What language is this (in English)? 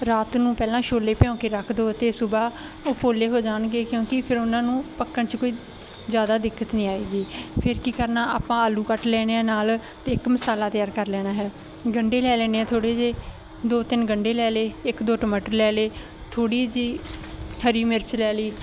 Punjabi